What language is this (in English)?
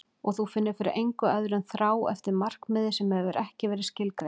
Icelandic